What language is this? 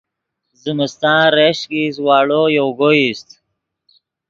Yidgha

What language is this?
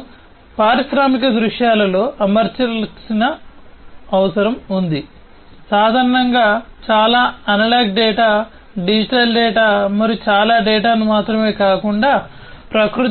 Telugu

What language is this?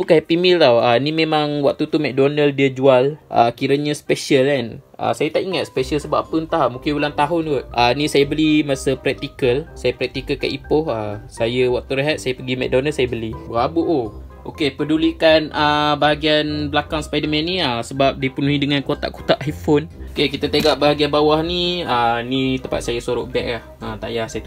Malay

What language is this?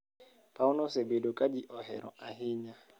Luo (Kenya and Tanzania)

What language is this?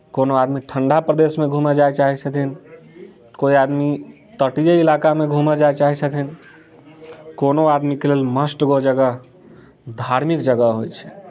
Maithili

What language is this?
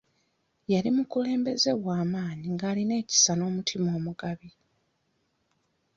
Ganda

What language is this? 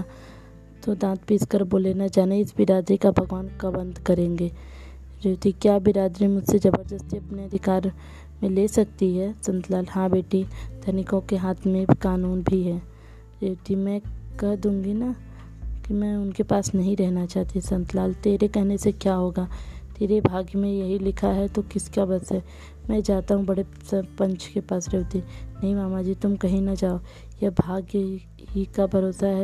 Hindi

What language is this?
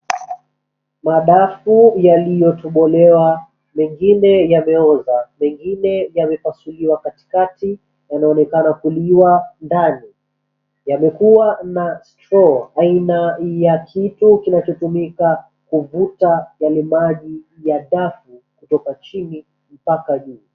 Swahili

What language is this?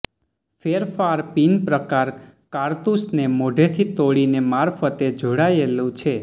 Gujarati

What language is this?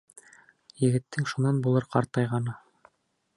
Bashkir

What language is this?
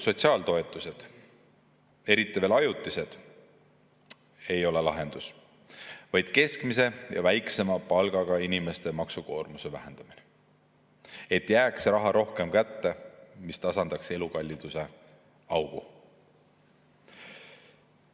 Estonian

